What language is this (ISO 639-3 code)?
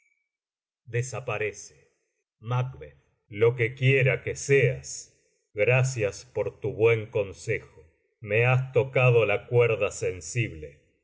spa